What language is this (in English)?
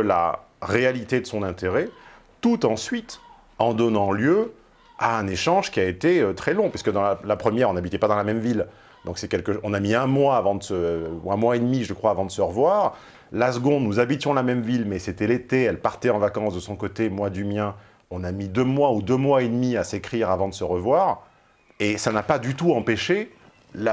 French